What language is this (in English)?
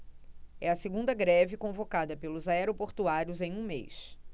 Portuguese